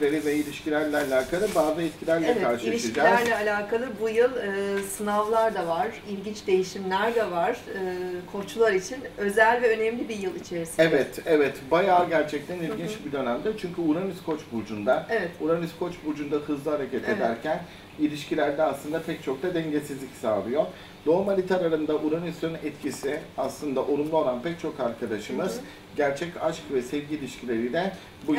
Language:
Turkish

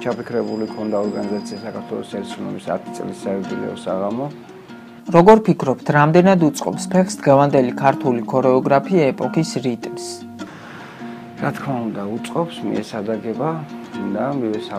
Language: Romanian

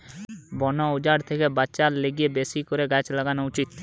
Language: Bangla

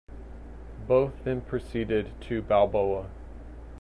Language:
English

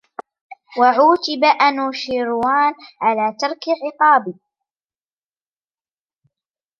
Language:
Arabic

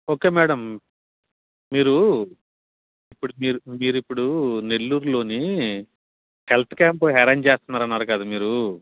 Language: Telugu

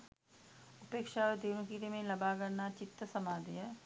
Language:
Sinhala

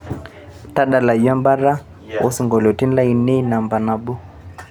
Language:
Masai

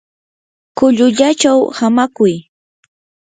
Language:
Yanahuanca Pasco Quechua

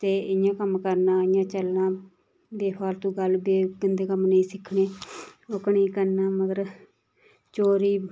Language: Dogri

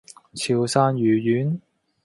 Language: Cantonese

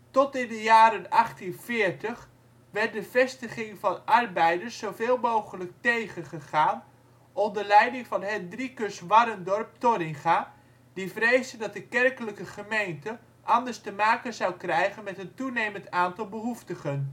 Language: Dutch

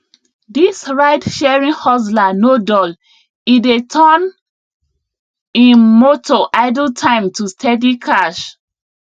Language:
Nigerian Pidgin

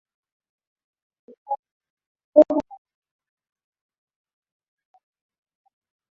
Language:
Swahili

